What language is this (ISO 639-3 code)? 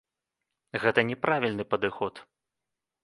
bel